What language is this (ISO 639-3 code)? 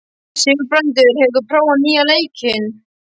isl